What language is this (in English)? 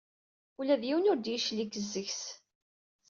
Kabyle